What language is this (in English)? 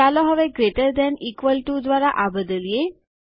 Gujarati